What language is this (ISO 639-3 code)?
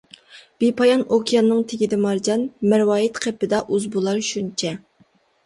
uig